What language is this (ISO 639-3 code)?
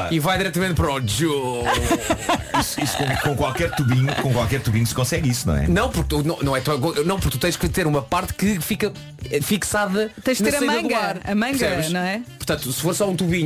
por